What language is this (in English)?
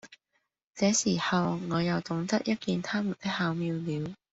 Cantonese